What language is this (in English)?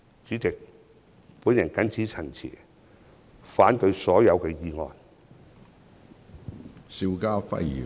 Cantonese